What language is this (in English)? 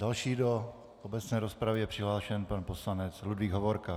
Czech